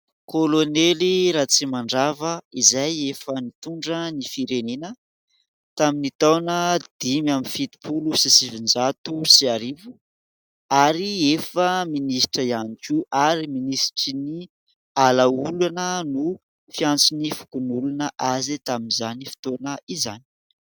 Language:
Malagasy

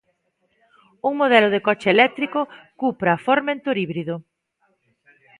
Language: Galician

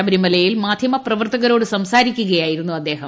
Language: Malayalam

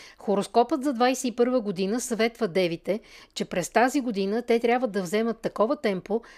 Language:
Bulgarian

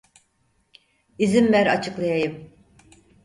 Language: Turkish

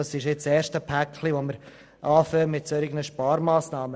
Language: Swiss German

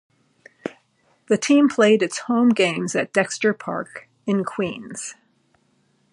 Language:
English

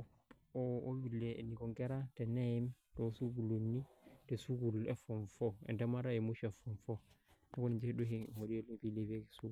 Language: Masai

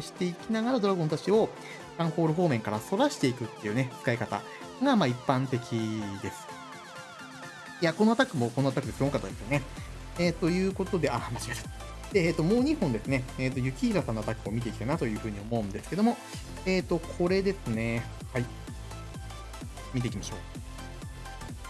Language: Japanese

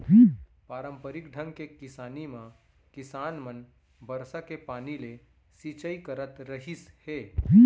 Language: Chhattisgarhi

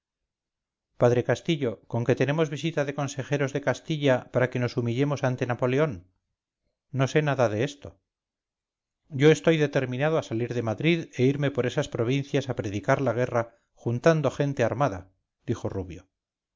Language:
Spanish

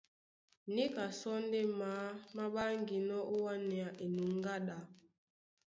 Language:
Duala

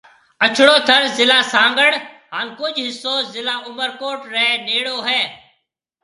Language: Marwari (Pakistan)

